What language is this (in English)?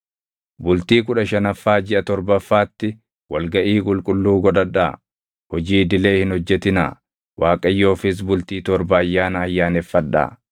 Oromo